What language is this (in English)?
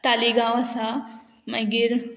Konkani